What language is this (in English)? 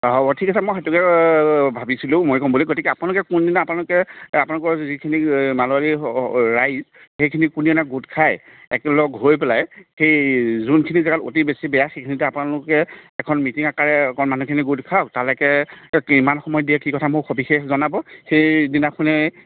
Assamese